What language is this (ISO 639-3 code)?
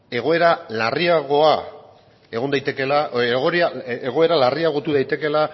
eus